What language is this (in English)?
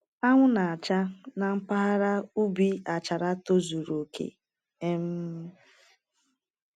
Igbo